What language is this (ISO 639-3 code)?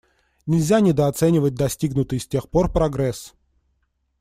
rus